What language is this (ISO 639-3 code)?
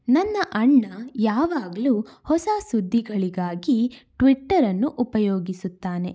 kan